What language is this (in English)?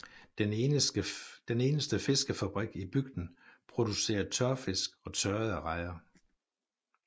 Danish